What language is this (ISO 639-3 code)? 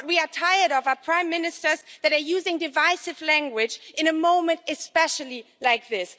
eng